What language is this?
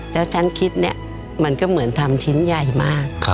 Thai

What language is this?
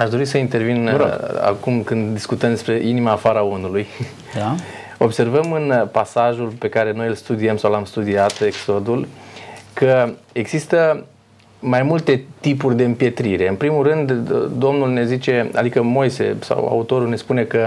Romanian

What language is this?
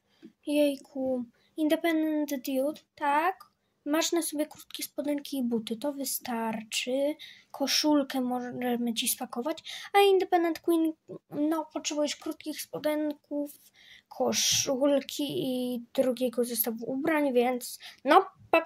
Polish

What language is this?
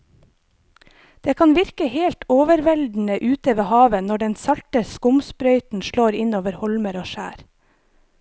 Norwegian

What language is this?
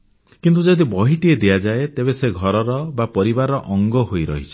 Odia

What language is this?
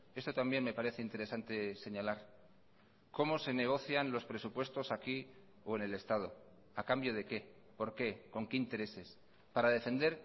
Spanish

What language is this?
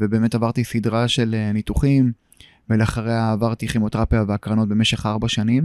Hebrew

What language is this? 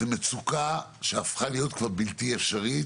Hebrew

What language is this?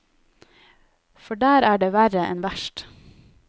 Norwegian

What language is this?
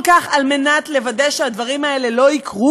Hebrew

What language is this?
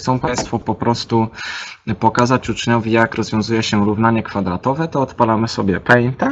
Polish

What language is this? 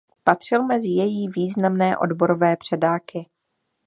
Czech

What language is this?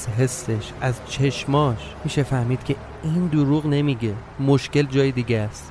Persian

